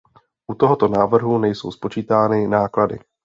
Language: Czech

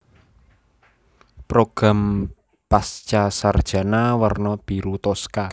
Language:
Javanese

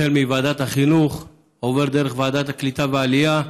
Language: Hebrew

